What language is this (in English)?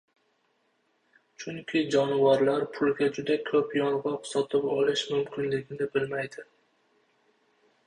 Uzbek